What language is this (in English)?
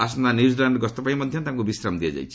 Odia